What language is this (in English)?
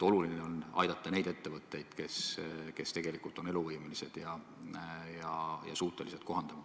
Estonian